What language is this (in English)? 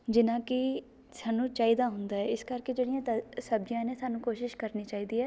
Punjabi